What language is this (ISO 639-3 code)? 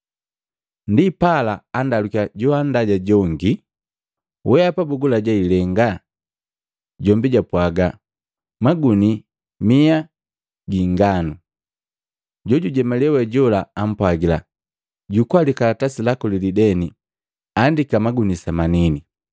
mgv